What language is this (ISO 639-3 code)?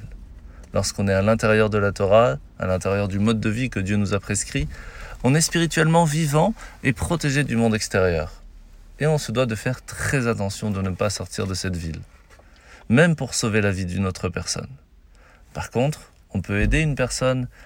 fra